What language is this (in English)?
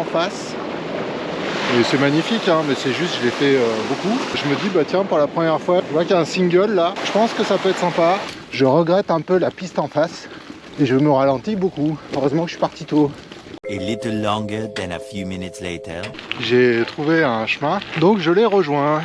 French